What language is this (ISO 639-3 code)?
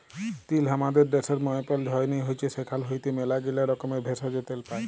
ben